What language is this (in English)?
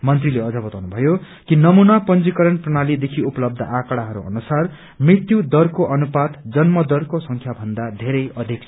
Nepali